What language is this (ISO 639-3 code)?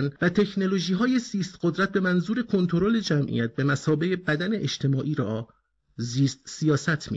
fas